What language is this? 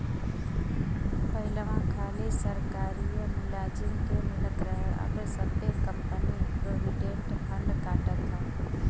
Bhojpuri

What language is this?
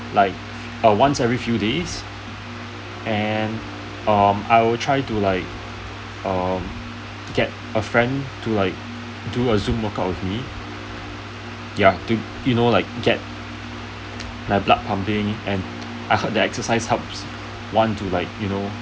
English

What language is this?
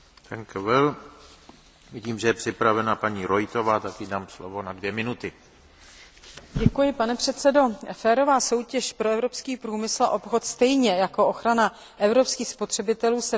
Czech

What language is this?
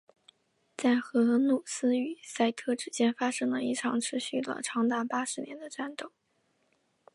Chinese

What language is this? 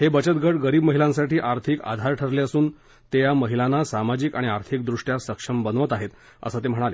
Marathi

